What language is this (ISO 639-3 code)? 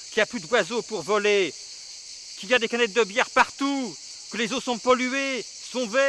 fra